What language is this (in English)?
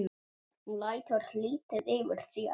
Icelandic